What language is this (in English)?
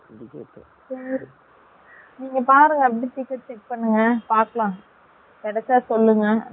Tamil